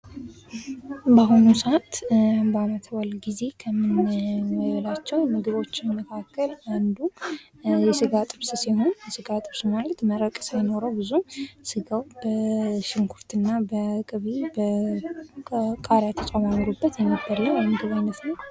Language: Amharic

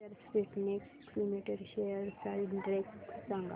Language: Marathi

